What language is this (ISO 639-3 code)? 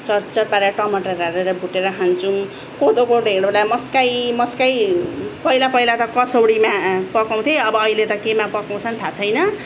nep